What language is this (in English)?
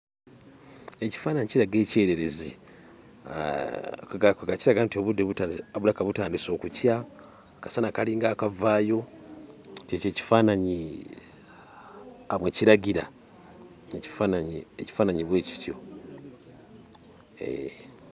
Ganda